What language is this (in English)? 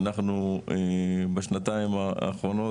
Hebrew